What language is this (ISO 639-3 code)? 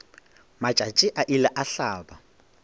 nso